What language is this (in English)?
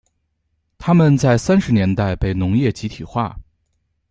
Chinese